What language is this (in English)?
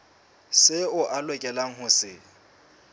Southern Sotho